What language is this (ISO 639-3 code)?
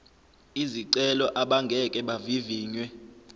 zul